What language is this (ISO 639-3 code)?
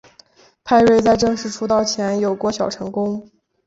zho